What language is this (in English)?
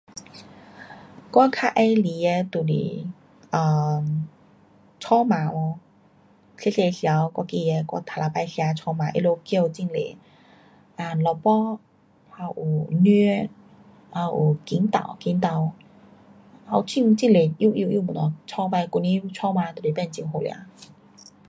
Pu-Xian Chinese